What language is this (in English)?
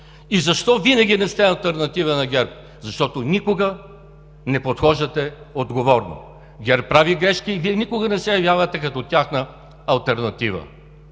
Bulgarian